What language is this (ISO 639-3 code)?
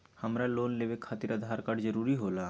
mag